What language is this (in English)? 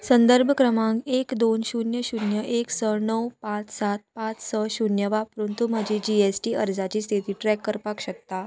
Konkani